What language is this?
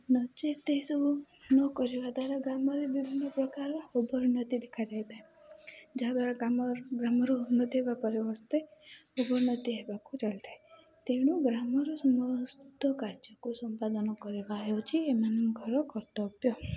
Odia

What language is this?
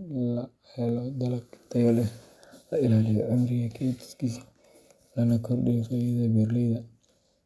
Somali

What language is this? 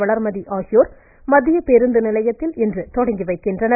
Tamil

